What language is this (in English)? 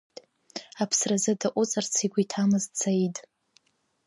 Abkhazian